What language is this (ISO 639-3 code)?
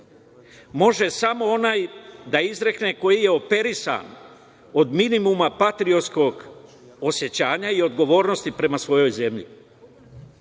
srp